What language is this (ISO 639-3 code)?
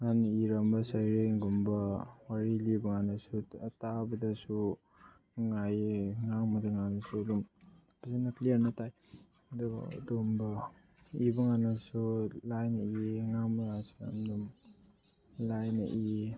mni